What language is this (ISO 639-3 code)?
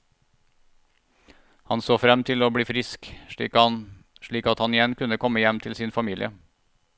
nor